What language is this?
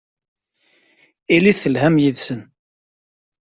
Kabyle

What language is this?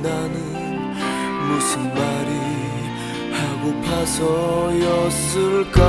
Korean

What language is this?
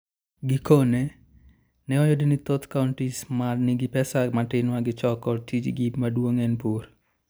Luo (Kenya and Tanzania)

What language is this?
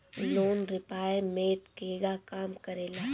Bhojpuri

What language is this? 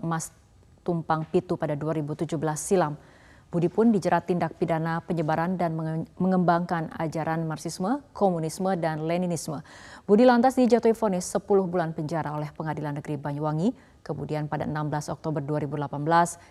Indonesian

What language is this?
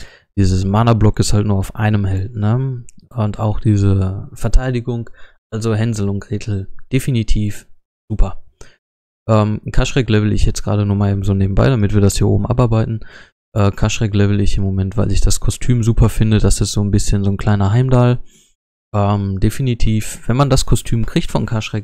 German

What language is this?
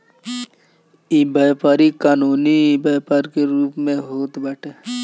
Bhojpuri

